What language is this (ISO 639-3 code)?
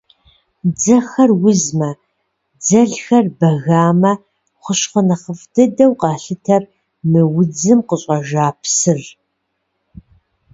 kbd